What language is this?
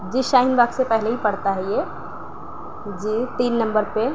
Urdu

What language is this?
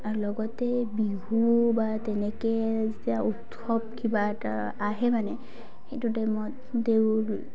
Assamese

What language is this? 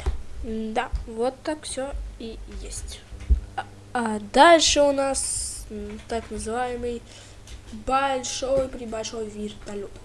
Russian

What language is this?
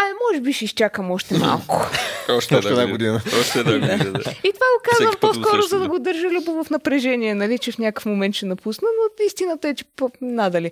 Bulgarian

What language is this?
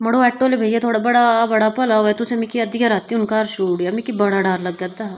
Dogri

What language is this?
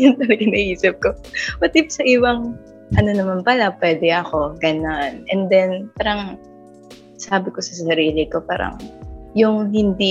Filipino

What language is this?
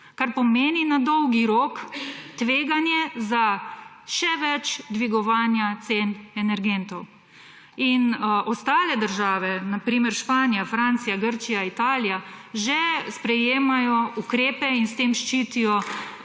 Slovenian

